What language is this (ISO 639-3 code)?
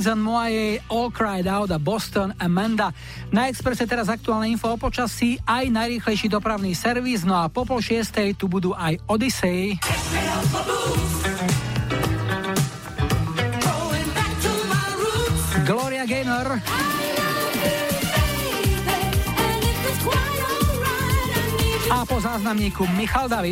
slk